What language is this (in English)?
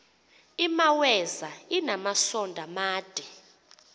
Xhosa